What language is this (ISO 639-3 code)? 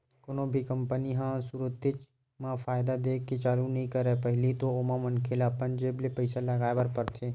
hne